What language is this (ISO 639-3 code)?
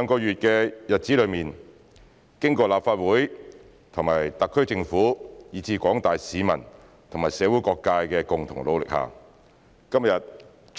yue